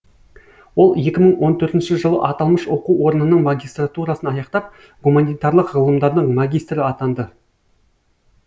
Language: Kazakh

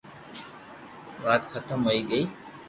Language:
Loarki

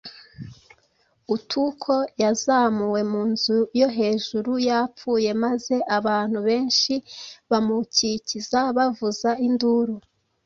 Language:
Kinyarwanda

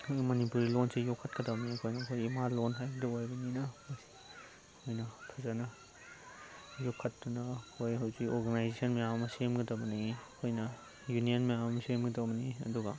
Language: Manipuri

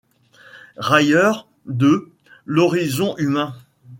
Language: French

